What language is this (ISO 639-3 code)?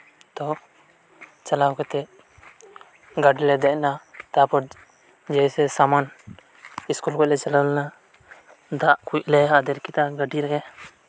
sat